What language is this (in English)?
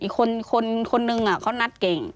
Thai